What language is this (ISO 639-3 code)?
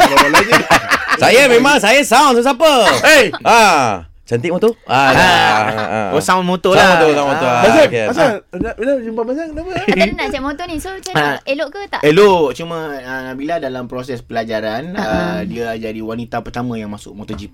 msa